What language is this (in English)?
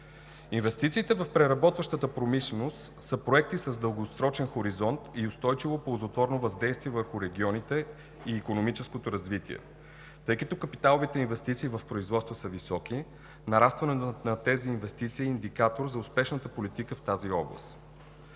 Bulgarian